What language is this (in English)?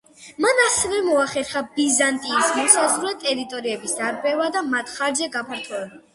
Georgian